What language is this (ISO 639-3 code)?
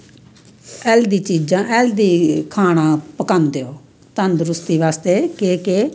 doi